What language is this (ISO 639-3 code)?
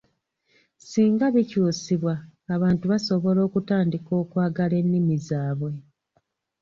lug